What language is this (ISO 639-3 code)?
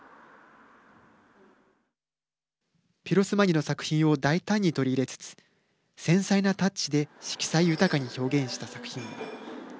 jpn